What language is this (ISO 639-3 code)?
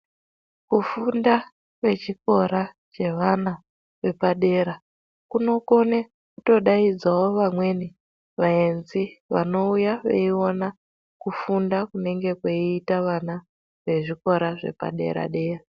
ndc